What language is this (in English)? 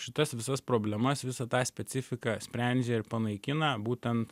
Lithuanian